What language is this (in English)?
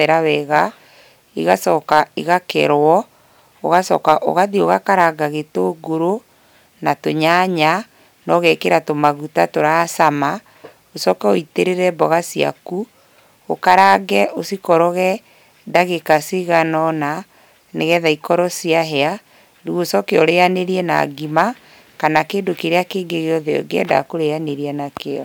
Kikuyu